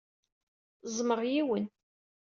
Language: Kabyle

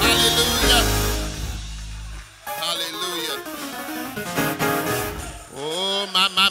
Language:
English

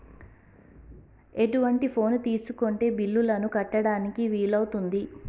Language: Telugu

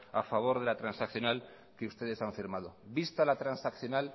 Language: Spanish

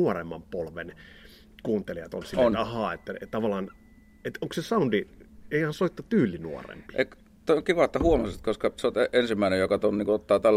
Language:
Finnish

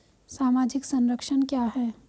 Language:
Hindi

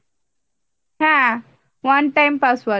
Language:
Bangla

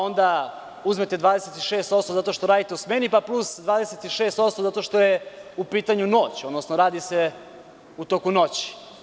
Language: Serbian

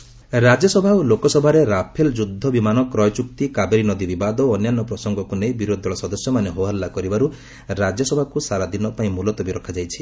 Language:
Odia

